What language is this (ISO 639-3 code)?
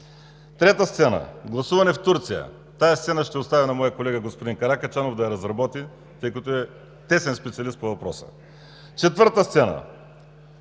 bul